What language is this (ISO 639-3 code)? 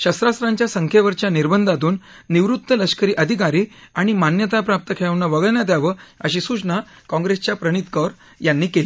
mar